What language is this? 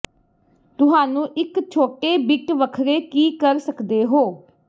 Punjabi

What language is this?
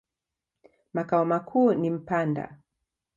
Swahili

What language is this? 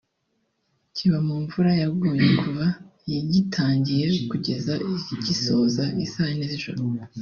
Kinyarwanda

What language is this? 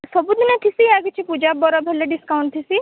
Odia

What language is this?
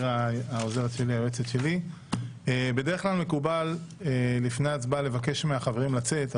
Hebrew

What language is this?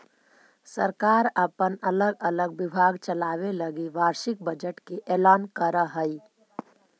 Magahi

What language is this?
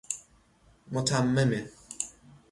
Persian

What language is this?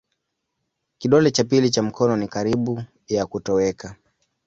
Swahili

